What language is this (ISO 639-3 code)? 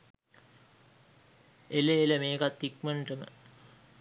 sin